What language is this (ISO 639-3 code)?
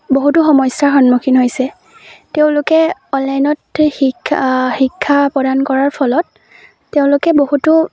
asm